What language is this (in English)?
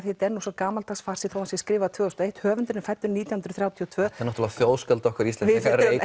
Icelandic